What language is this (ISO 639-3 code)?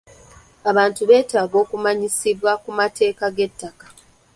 lug